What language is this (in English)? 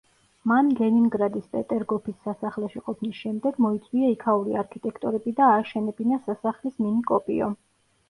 Georgian